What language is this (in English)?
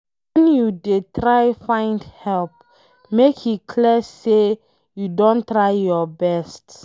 Nigerian Pidgin